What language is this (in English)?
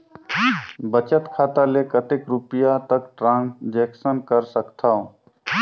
Chhattisgarhi